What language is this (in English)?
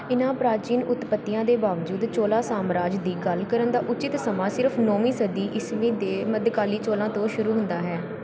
Punjabi